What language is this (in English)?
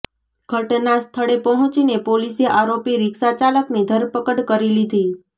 Gujarati